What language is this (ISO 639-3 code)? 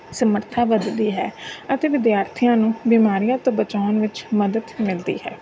pan